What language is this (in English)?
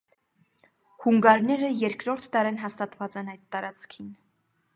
Armenian